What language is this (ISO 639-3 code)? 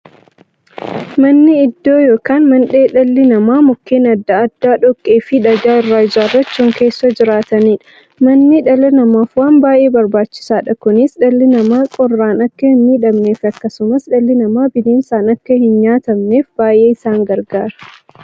orm